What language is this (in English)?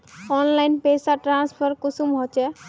Magahi